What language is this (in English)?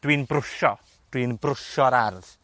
Welsh